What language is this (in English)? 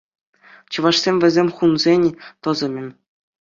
Chuvash